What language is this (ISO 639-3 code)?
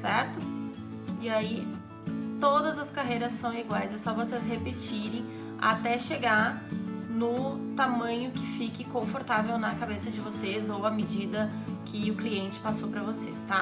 por